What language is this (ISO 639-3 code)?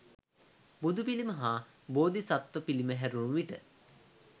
sin